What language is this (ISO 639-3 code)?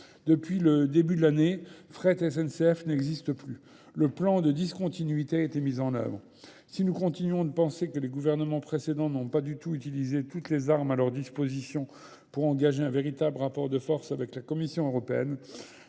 fra